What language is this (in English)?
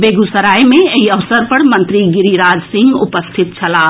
Maithili